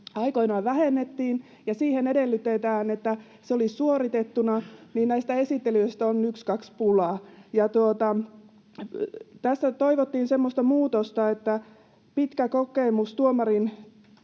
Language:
Finnish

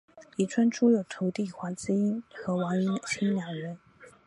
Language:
Chinese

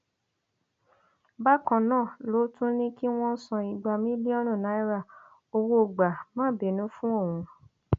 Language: Yoruba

